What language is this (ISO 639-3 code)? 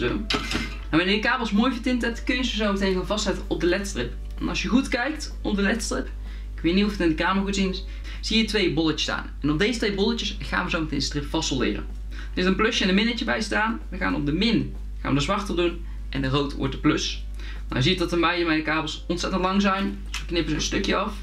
nld